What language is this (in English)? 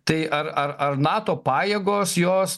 Lithuanian